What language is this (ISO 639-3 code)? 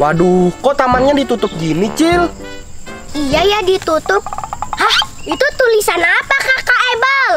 ind